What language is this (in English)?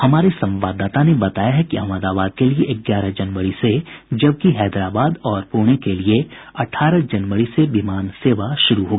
Hindi